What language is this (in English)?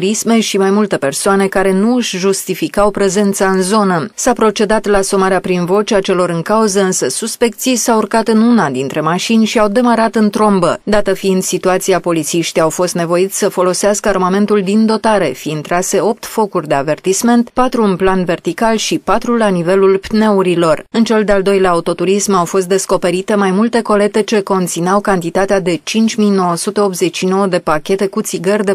Romanian